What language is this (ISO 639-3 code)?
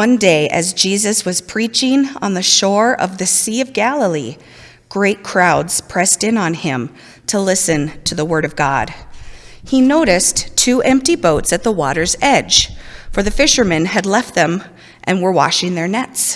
eng